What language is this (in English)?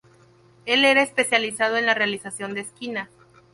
Spanish